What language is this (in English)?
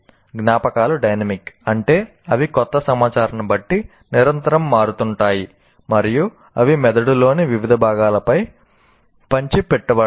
Telugu